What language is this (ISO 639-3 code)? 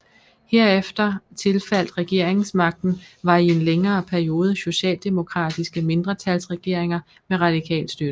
dan